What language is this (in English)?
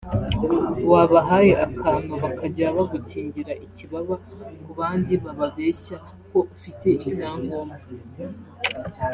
Kinyarwanda